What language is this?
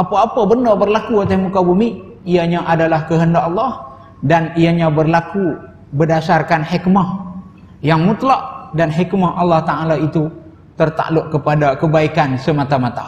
Malay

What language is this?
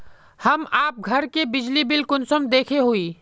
Magahi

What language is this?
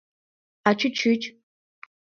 Mari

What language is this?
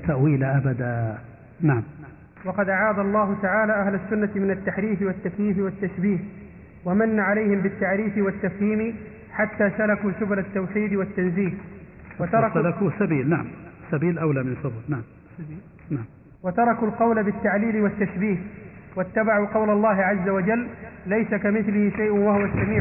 Arabic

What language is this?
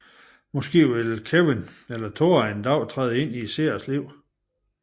Danish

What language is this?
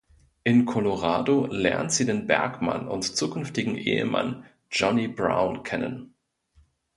German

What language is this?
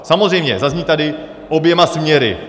Czech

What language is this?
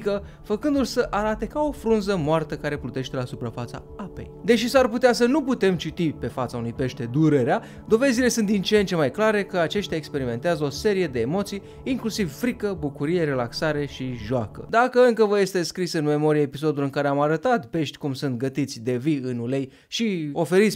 Romanian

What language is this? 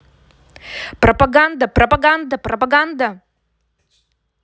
Russian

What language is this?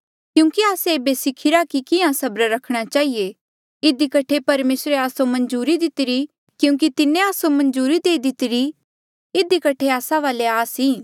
Mandeali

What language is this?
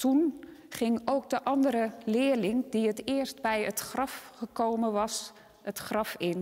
Dutch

